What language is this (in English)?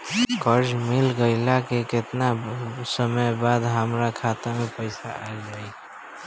Bhojpuri